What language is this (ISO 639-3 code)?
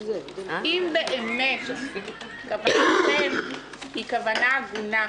heb